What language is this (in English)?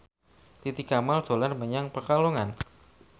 Javanese